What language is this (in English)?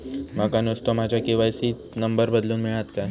Marathi